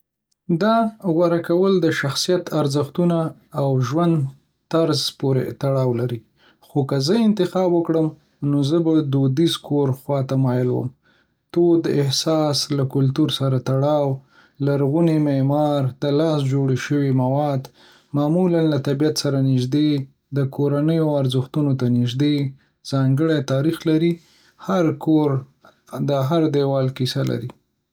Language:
Pashto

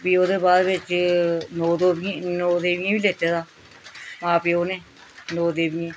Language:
Dogri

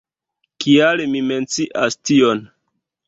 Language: Esperanto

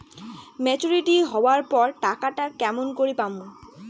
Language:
Bangla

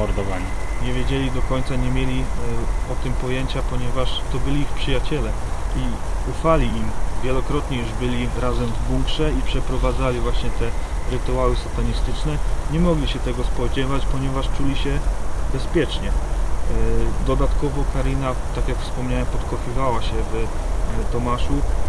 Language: Polish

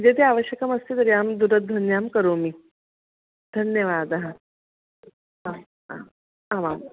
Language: Sanskrit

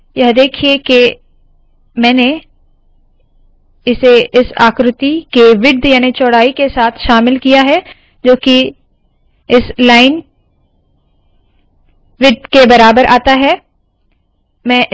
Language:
Hindi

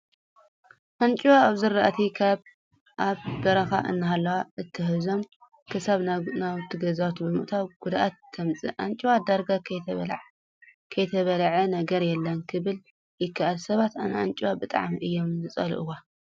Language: Tigrinya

